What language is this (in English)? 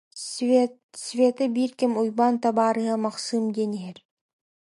Yakut